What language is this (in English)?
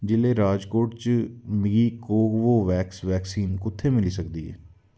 Dogri